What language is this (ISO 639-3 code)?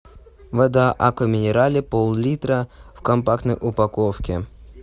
rus